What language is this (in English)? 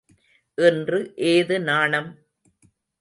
Tamil